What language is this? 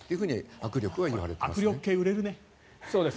Japanese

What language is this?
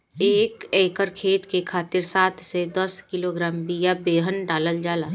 Bhojpuri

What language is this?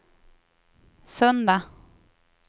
Swedish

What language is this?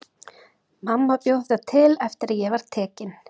Icelandic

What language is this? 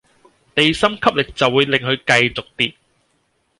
Cantonese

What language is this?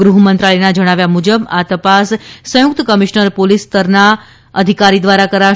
Gujarati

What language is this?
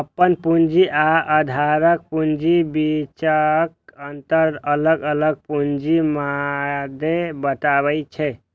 Maithili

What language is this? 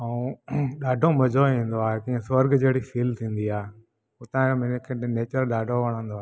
Sindhi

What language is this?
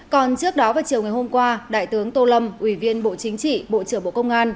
Vietnamese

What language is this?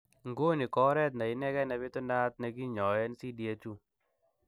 Kalenjin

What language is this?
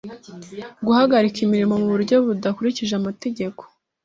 Kinyarwanda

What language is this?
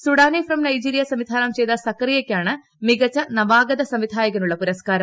Malayalam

